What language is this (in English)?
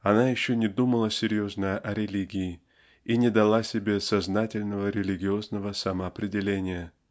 Russian